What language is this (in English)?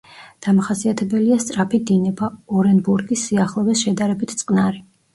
Georgian